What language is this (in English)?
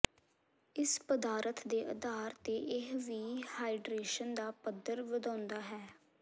Punjabi